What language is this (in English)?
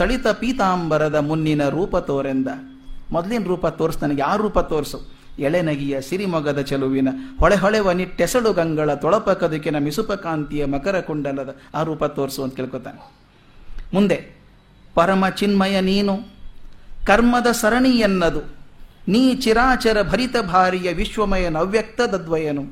Kannada